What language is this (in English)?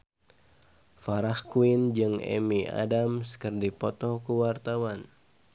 Sundanese